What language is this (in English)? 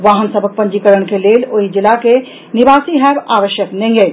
Maithili